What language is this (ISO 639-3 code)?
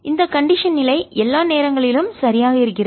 tam